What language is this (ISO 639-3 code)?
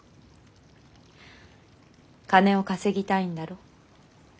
jpn